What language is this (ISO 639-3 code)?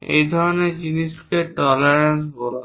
ben